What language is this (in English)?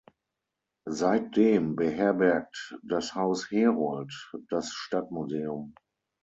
German